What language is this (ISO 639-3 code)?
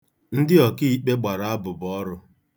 ibo